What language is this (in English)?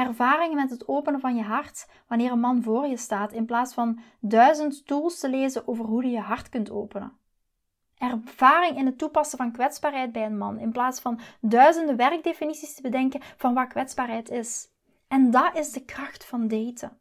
Dutch